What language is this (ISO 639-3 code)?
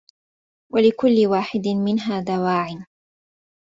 ara